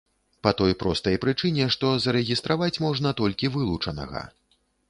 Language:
Belarusian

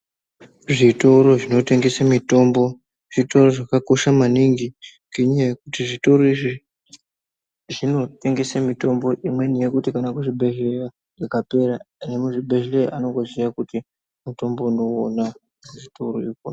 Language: Ndau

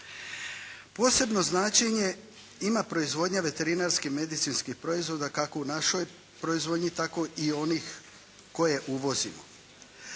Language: Croatian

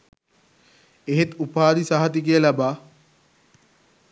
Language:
Sinhala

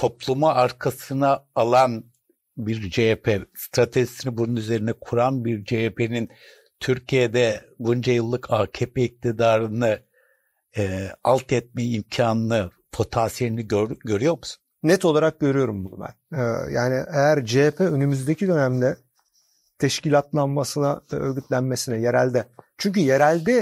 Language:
Turkish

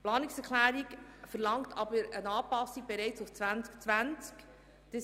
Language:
Swiss German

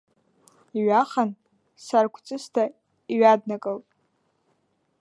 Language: Abkhazian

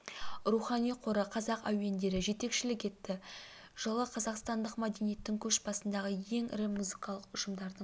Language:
Kazakh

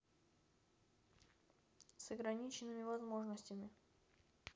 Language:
Russian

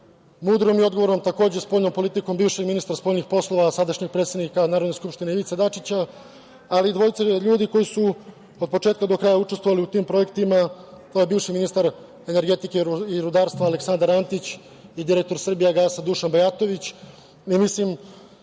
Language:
Serbian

